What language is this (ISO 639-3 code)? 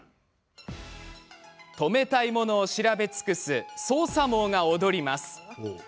jpn